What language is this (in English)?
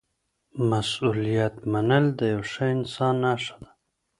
Pashto